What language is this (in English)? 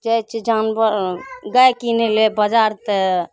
Maithili